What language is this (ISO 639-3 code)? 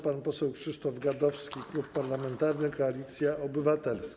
pol